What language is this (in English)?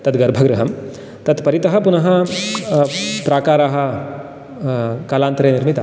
Sanskrit